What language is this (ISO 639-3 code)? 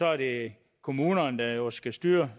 dan